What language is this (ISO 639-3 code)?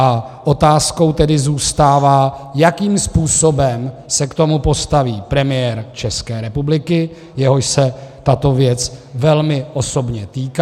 ces